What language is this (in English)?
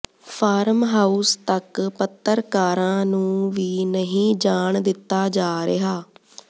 Punjabi